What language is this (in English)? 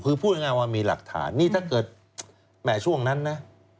Thai